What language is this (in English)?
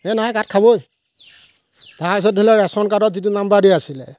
Assamese